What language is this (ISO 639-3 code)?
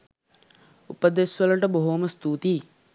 sin